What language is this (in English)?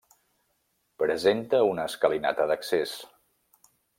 Catalan